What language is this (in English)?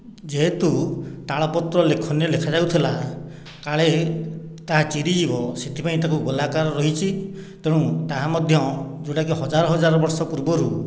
Odia